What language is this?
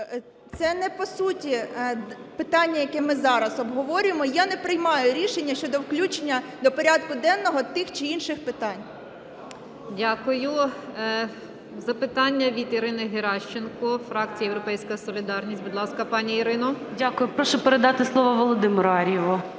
Ukrainian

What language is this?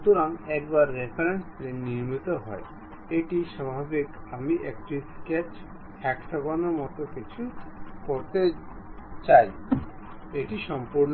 Bangla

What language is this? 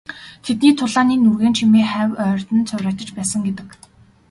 Mongolian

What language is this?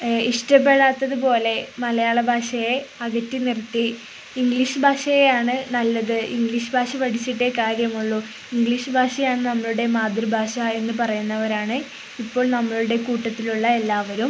Malayalam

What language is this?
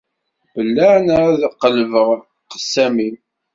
Kabyle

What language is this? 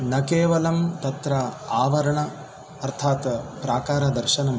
Sanskrit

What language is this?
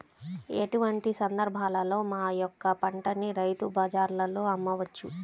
Telugu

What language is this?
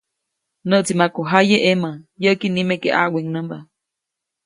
Copainalá Zoque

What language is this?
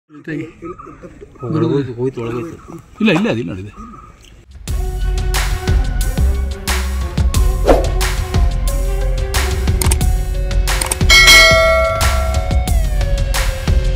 Kannada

